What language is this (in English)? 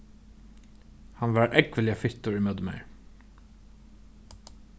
Faroese